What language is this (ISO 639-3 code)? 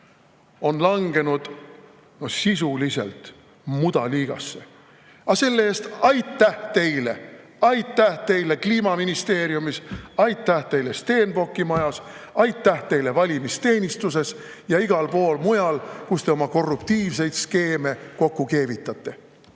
est